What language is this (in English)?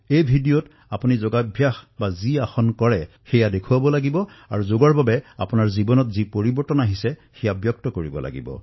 Assamese